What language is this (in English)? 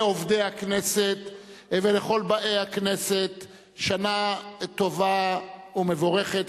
Hebrew